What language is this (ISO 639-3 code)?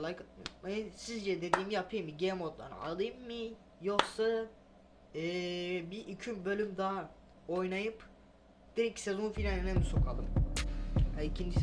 tur